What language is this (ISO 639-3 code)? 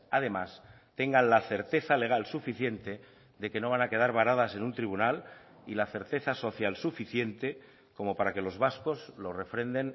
spa